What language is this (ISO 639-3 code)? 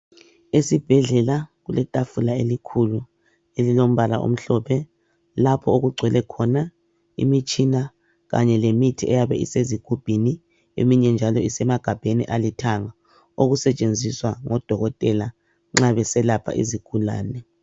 nde